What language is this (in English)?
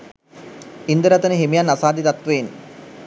Sinhala